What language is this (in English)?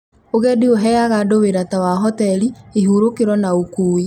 Kikuyu